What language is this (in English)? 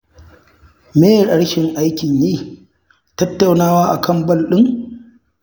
Hausa